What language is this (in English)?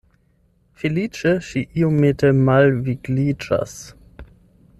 Esperanto